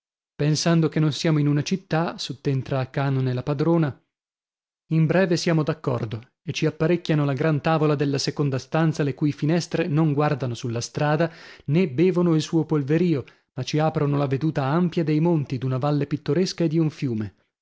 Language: Italian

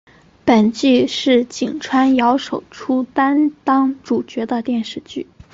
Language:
Chinese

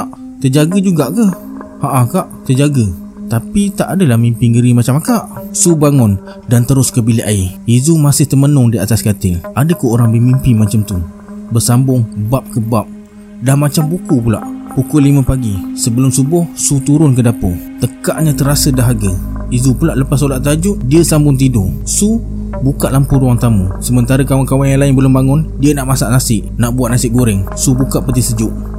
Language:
Malay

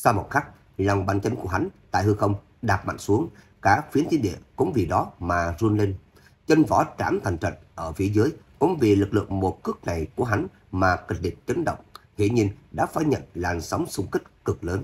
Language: Vietnamese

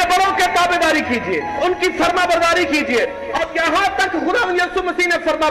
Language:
Urdu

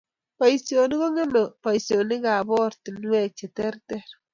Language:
Kalenjin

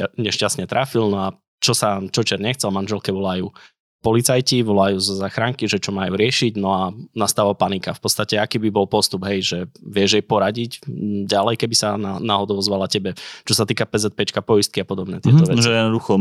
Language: Slovak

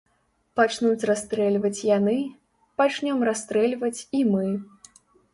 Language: Belarusian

